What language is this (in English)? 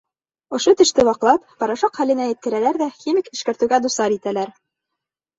Bashkir